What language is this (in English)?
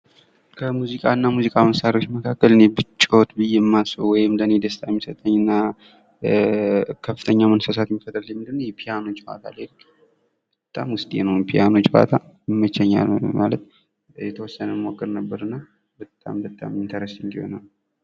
Amharic